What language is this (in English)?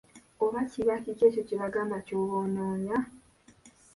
Ganda